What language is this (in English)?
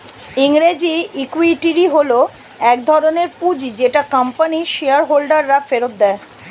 Bangla